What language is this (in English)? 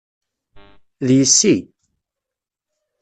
Kabyle